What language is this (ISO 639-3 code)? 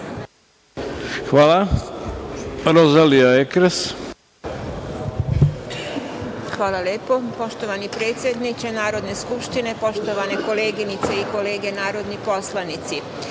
srp